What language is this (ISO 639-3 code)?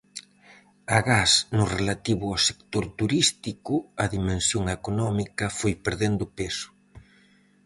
glg